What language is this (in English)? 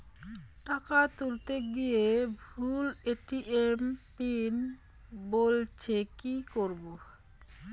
Bangla